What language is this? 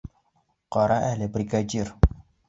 Bashkir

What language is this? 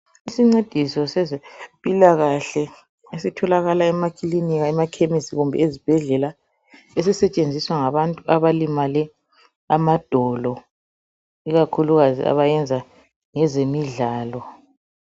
North Ndebele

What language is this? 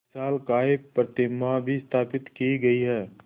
Hindi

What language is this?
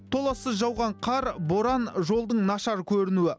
Kazakh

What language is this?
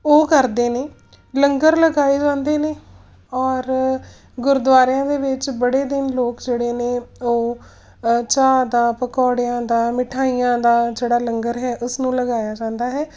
Punjabi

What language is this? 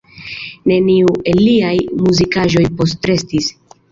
Esperanto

